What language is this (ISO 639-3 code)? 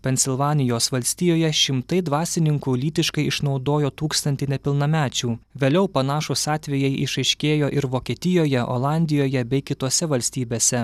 lit